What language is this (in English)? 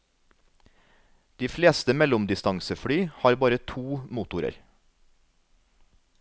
Norwegian